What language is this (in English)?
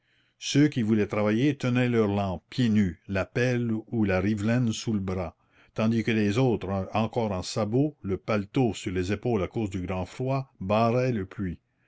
French